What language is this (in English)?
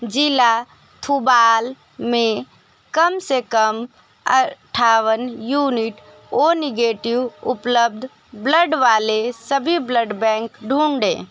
Hindi